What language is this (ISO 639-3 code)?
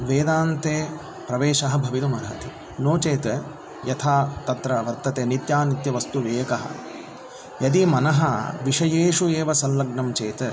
san